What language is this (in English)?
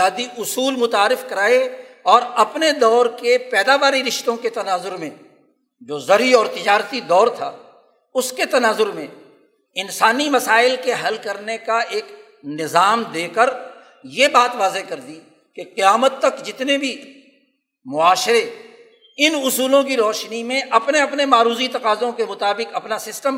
Urdu